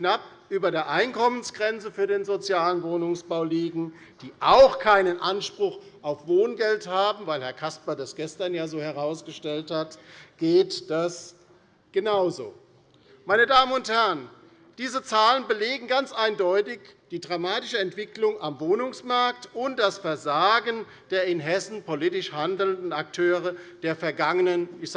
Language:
German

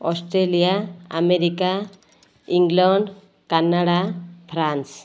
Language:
Odia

